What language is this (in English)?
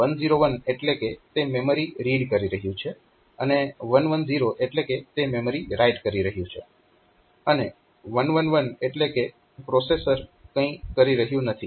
Gujarati